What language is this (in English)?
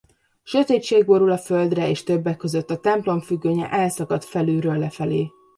Hungarian